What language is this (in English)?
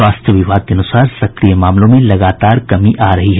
Hindi